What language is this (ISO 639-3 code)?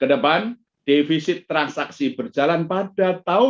ind